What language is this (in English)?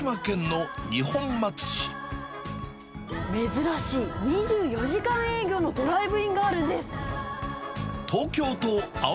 Japanese